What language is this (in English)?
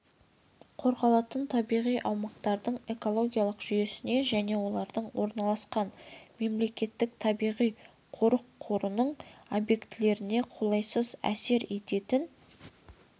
Kazakh